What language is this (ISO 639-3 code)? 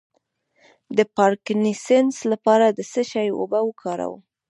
pus